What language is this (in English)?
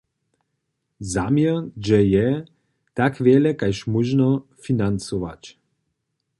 Upper Sorbian